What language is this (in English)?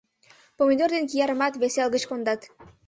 Mari